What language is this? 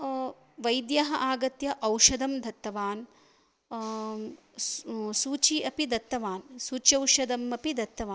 Sanskrit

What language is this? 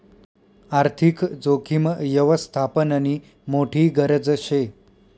Marathi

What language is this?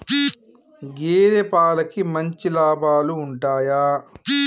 Telugu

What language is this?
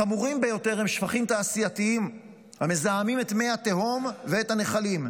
Hebrew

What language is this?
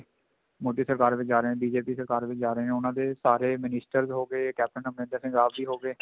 Punjabi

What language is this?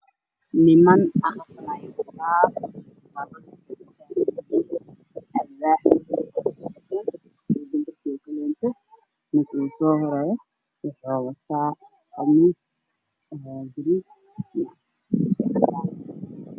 Somali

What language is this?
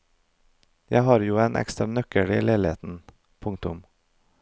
Norwegian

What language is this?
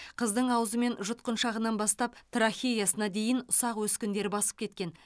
Kazakh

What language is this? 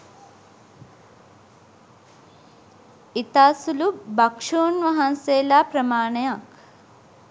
Sinhala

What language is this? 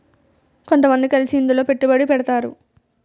Telugu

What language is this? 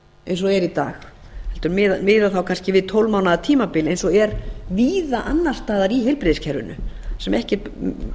Icelandic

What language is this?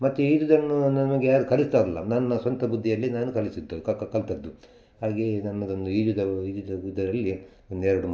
Kannada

